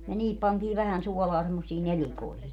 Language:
Finnish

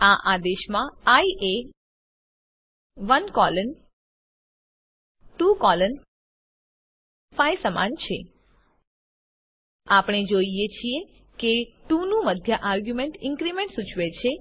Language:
Gujarati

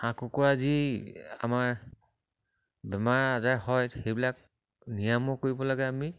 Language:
Assamese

